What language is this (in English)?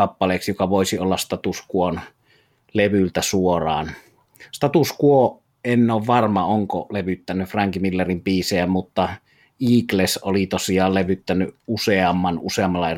Finnish